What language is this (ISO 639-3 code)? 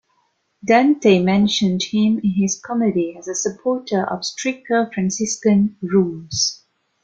eng